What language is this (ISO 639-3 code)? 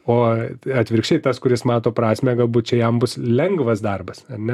lit